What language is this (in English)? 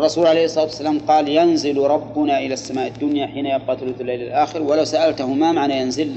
Arabic